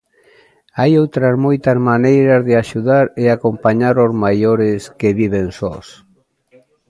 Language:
Galician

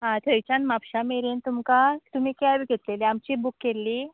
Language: Konkani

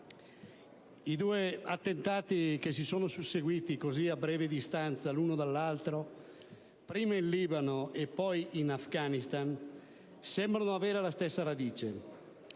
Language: Italian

